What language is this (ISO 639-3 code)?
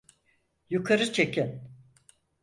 tur